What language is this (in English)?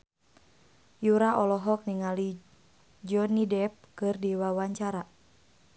Sundanese